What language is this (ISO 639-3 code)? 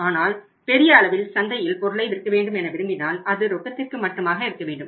tam